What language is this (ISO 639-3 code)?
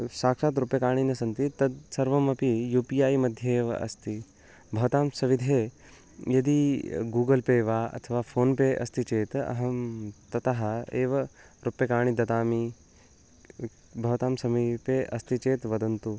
san